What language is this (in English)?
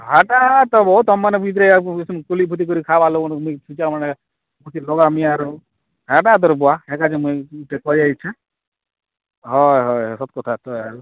Odia